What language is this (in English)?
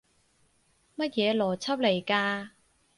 Cantonese